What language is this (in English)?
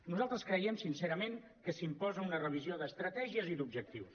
Catalan